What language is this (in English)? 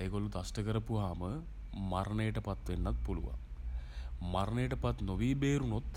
Sinhala